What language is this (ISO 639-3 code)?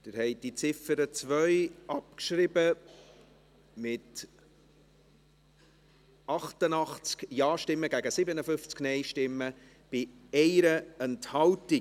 gsw